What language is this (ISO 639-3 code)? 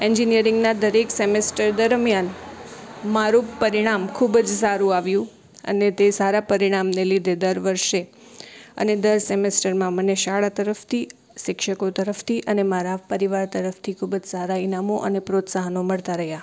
guj